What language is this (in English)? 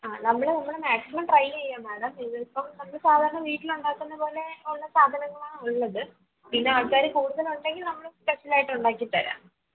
Malayalam